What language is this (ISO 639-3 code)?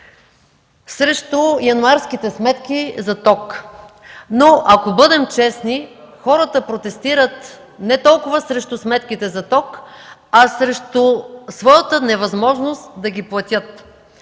bul